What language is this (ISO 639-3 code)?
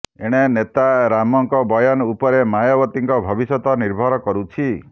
ori